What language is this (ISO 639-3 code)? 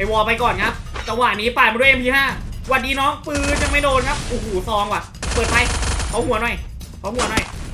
tha